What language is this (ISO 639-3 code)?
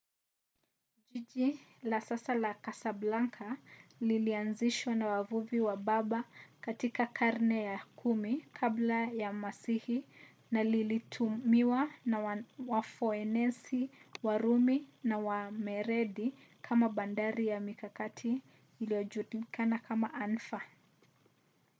swa